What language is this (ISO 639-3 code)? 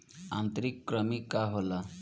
bho